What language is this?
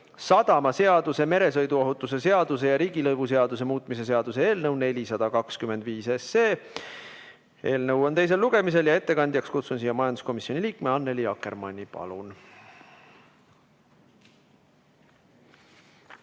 Estonian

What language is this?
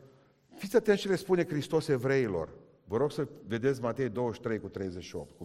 Romanian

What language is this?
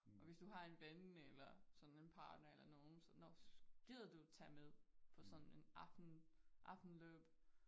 Danish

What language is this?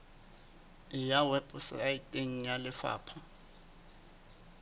Southern Sotho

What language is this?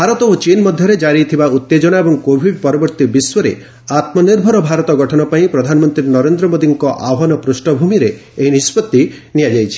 Odia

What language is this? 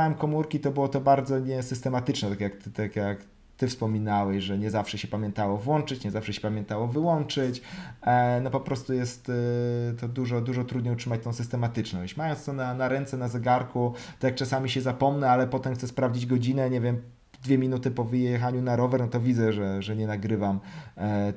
Polish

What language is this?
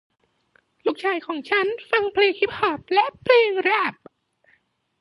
Thai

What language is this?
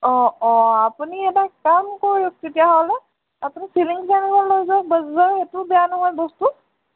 Assamese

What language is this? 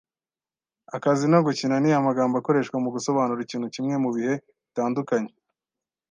Kinyarwanda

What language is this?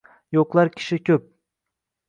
Uzbek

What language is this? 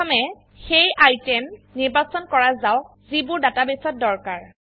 Assamese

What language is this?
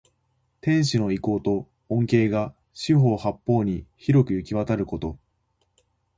Japanese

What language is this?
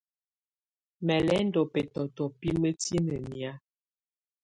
Tunen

